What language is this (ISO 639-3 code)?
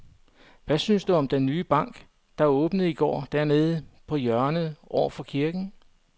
dan